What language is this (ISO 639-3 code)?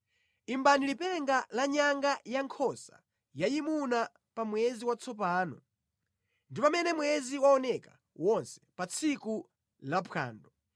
nya